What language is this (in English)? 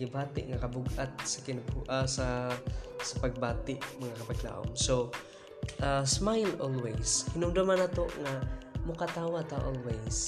Filipino